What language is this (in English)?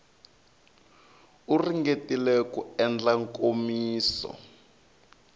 Tsonga